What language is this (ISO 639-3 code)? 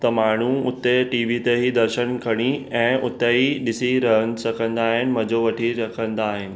snd